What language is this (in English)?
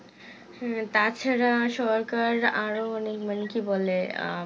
Bangla